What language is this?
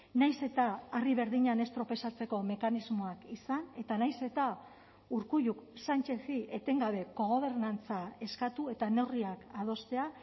Basque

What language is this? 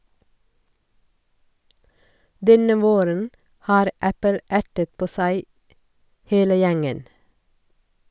Norwegian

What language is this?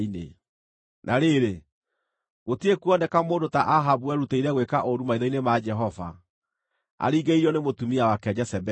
Kikuyu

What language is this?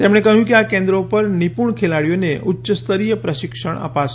Gujarati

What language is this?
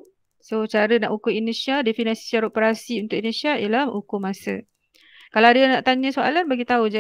Malay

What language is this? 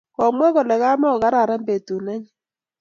Kalenjin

